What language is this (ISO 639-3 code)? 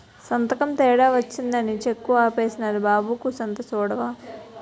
tel